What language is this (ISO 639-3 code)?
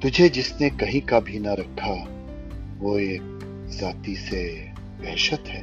urd